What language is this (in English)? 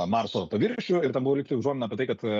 Lithuanian